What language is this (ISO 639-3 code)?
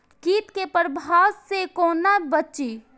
mai